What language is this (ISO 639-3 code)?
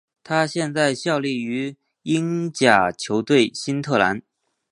zho